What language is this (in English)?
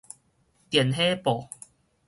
Min Nan Chinese